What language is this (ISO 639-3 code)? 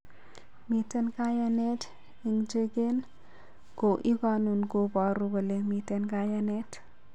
kln